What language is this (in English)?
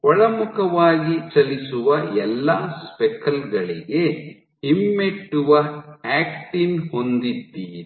Kannada